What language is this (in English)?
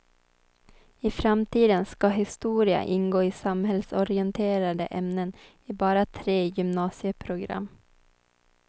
Swedish